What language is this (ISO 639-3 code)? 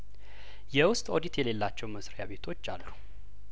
amh